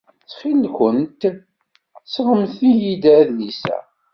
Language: Kabyle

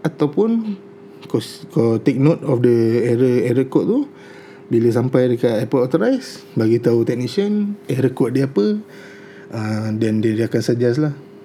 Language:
Malay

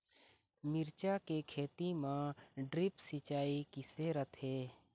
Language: Chhattisgarhi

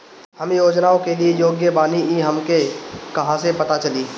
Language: Bhojpuri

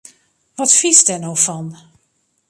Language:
Western Frisian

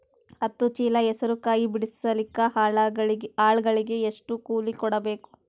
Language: Kannada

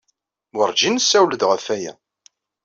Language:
Kabyle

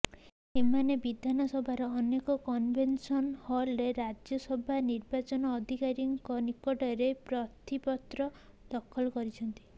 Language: Odia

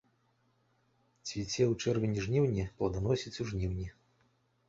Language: Belarusian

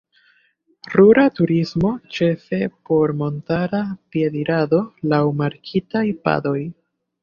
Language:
Esperanto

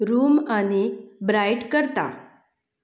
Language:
Konkani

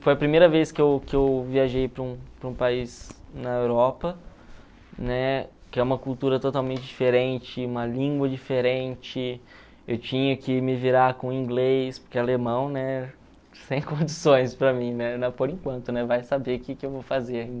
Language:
Portuguese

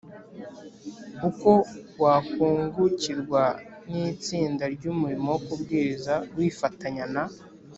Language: Kinyarwanda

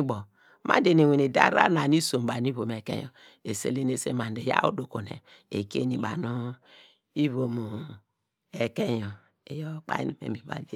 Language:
Degema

